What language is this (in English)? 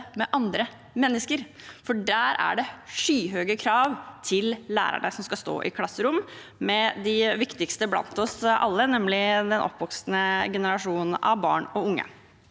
Norwegian